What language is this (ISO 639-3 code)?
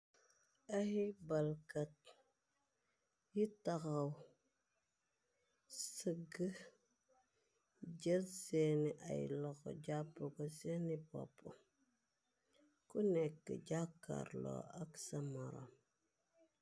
wol